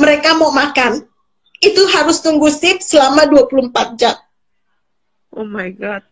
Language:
Indonesian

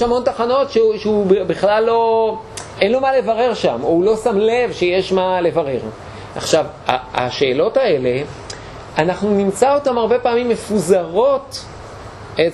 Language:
Hebrew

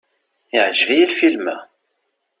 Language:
Kabyle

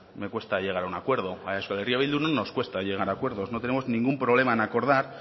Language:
Spanish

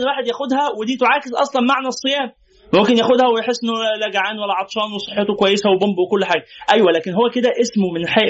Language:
Arabic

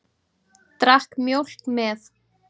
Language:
Icelandic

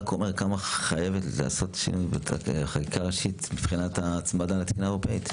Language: Hebrew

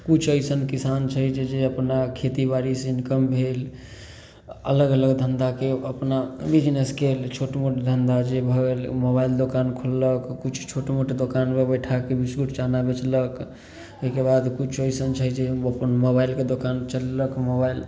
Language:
Maithili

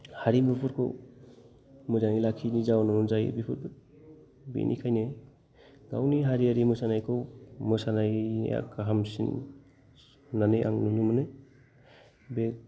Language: Bodo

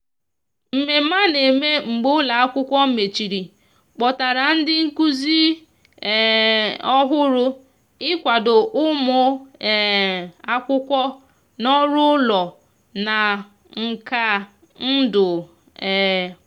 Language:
Igbo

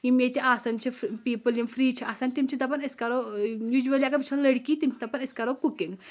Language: Kashmiri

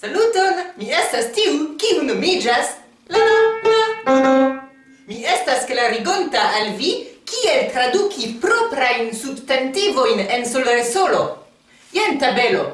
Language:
Esperanto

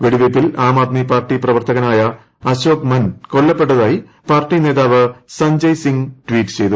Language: Malayalam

